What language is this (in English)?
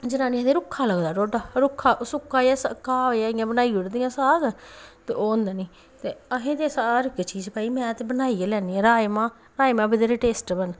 Dogri